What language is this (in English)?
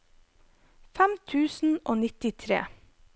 Norwegian